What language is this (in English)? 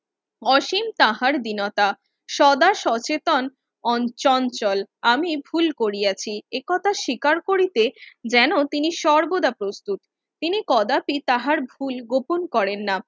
Bangla